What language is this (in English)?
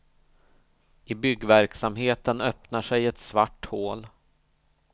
Swedish